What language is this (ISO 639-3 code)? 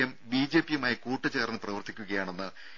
mal